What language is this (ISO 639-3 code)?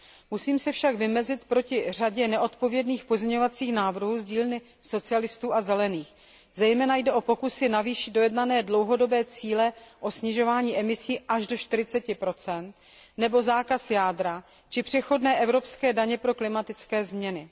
ces